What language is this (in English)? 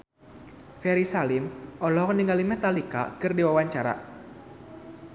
Sundanese